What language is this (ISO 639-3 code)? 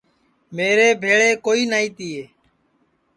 ssi